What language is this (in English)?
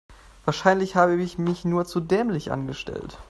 German